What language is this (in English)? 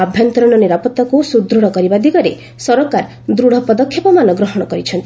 Odia